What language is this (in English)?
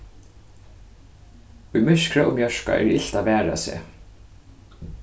Faroese